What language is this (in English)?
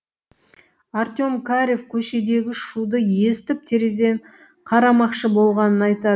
Kazakh